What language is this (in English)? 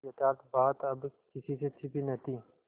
Hindi